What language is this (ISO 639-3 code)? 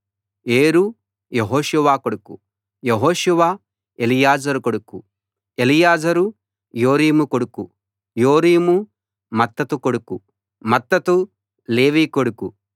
tel